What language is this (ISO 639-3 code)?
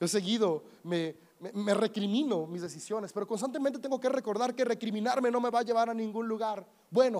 spa